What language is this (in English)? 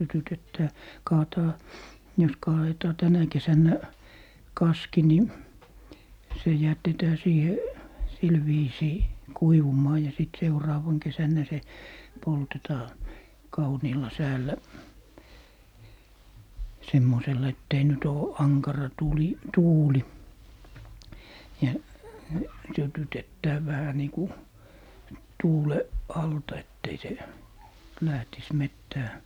Finnish